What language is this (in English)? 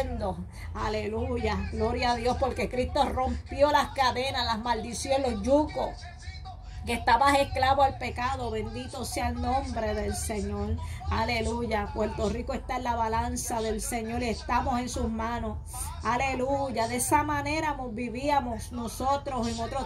Spanish